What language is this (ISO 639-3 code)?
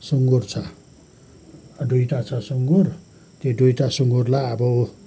nep